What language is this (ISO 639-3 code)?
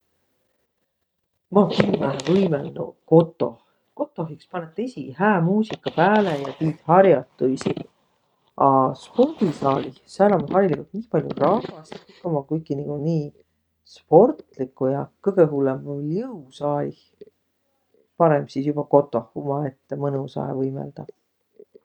vro